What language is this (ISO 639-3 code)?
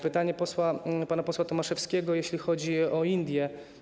pol